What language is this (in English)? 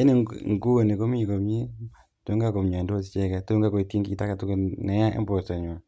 Kalenjin